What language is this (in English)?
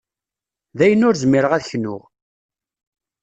Kabyle